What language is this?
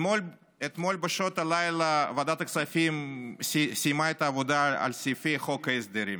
Hebrew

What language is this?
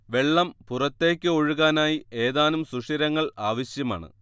Malayalam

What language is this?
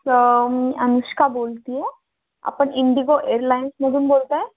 Marathi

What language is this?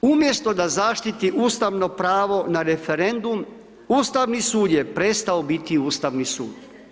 Croatian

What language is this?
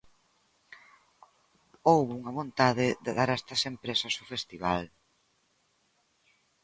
Galician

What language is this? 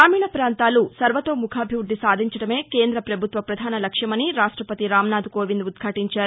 Telugu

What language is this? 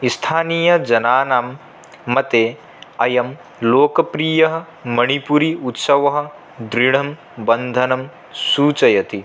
Sanskrit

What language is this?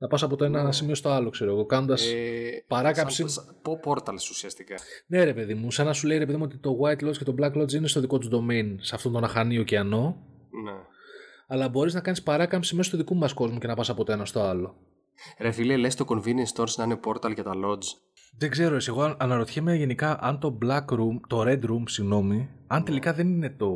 Greek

